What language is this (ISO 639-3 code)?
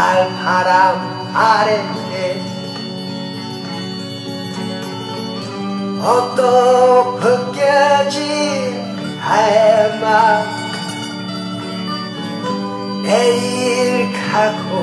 kor